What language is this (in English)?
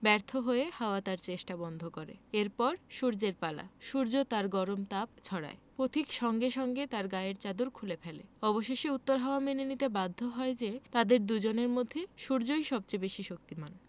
Bangla